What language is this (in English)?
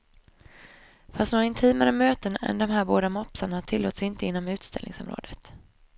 Swedish